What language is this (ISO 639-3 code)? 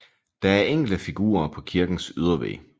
dan